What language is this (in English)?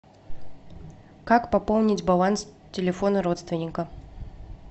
Russian